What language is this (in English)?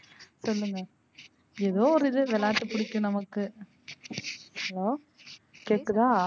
Tamil